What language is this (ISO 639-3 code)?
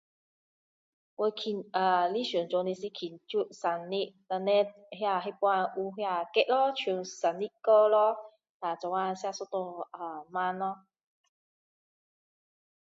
cdo